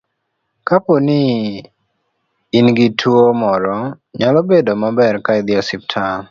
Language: Luo (Kenya and Tanzania)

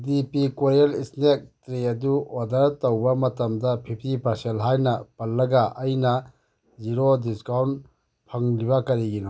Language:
Manipuri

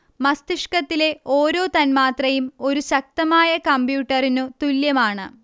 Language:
Malayalam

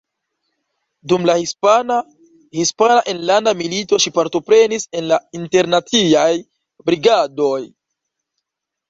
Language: Esperanto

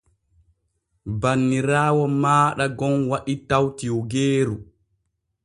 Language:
Borgu Fulfulde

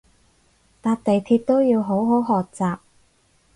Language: Cantonese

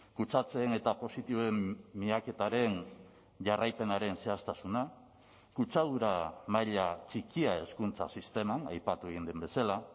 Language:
Basque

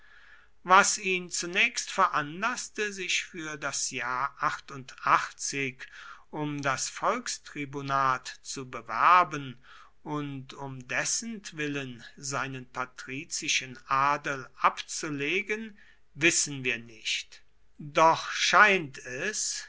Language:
German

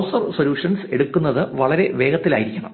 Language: Malayalam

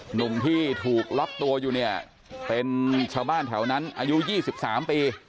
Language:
Thai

